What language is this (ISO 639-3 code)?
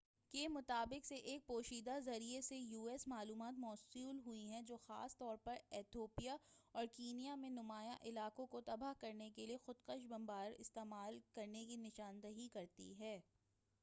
urd